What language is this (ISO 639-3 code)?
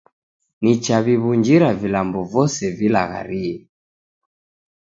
dav